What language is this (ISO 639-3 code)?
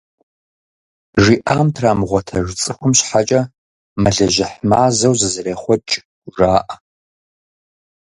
kbd